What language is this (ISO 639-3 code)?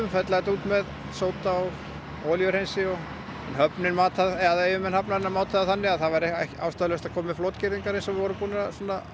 isl